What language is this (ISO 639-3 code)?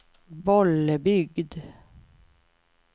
swe